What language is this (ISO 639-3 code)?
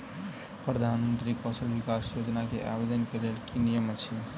mai